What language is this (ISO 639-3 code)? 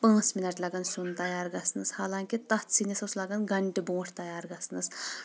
kas